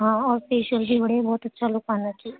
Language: Urdu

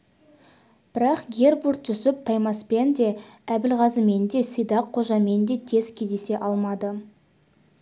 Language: Kazakh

